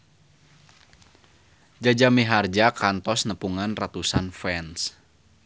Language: Sundanese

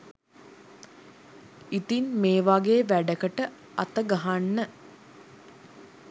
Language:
Sinhala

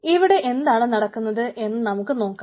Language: Malayalam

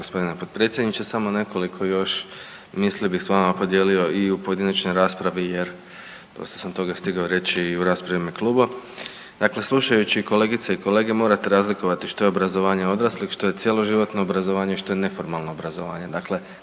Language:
Croatian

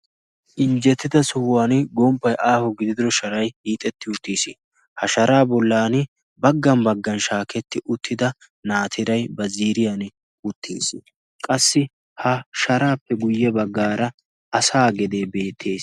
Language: Wolaytta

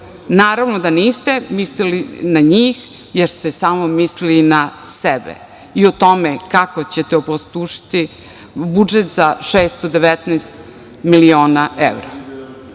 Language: Serbian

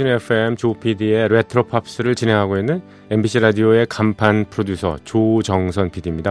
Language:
Korean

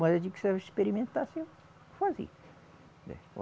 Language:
Portuguese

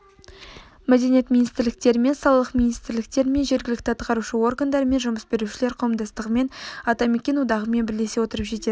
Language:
Kazakh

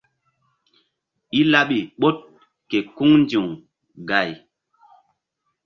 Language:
Mbum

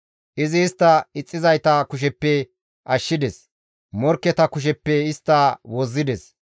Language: Gamo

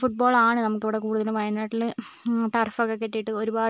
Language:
Malayalam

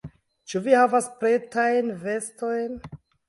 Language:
Esperanto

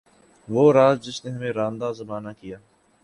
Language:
Urdu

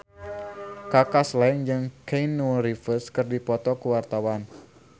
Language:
Sundanese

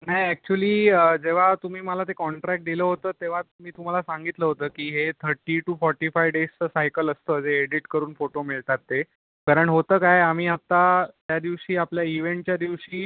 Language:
Marathi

